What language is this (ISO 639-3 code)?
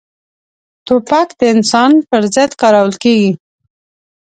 pus